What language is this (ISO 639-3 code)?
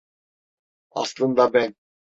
tur